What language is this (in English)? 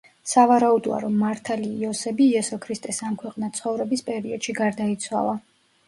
Georgian